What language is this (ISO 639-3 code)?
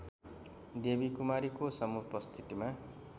nep